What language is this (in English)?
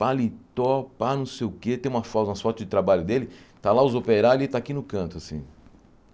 Portuguese